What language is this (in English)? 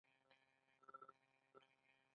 Pashto